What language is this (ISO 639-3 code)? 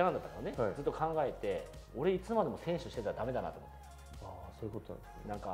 jpn